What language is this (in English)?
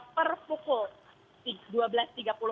Indonesian